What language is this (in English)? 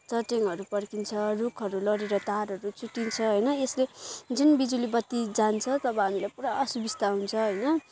Nepali